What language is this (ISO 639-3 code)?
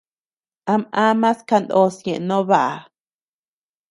cux